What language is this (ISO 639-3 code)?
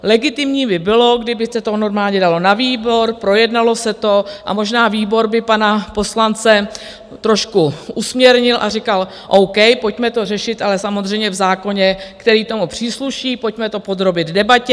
ces